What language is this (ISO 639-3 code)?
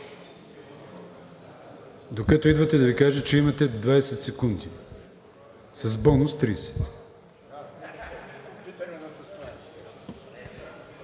bul